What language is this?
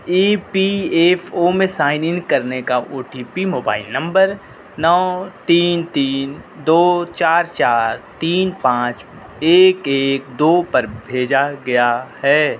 Urdu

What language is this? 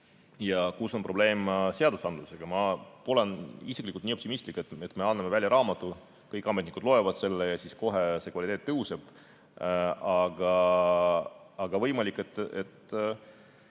Estonian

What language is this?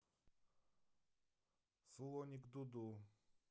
Russian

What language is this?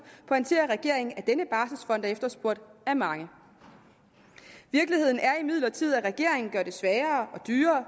Danish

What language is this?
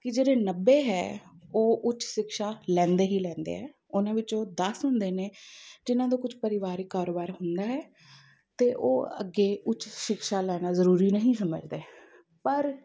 Punjabi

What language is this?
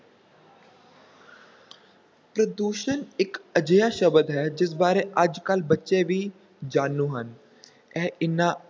Punjabi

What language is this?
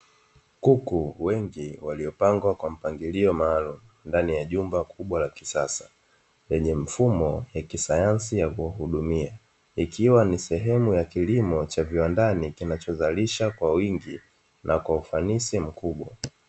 Swahili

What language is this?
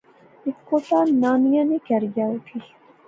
Pahari-Potwari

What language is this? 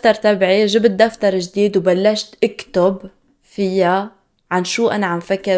Arabic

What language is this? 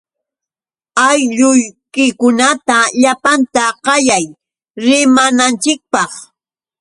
Yauyos Quechua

